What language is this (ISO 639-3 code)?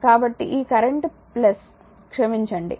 tel